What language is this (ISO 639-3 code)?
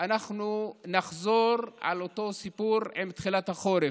heb